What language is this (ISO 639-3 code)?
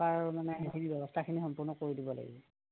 asm